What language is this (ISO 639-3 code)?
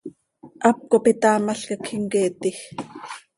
sei